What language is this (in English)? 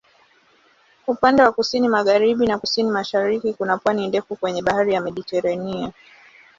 Swahili